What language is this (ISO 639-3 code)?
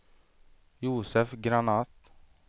swe